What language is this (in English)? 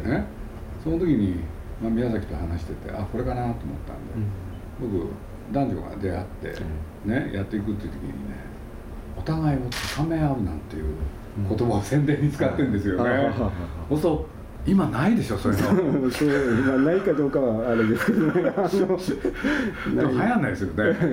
Japanese